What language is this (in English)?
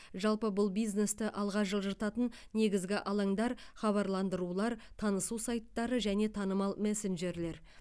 Kazakh